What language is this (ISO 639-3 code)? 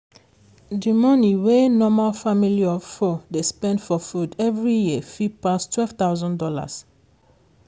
pcm